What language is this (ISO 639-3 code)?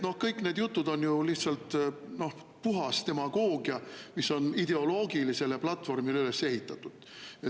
est